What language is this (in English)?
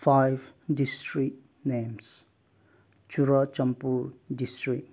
Manipuri